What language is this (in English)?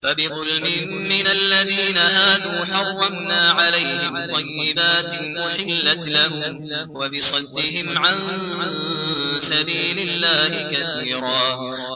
Arabic